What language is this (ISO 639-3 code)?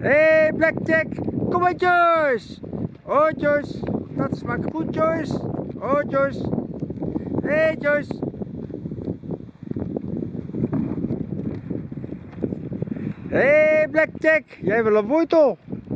nld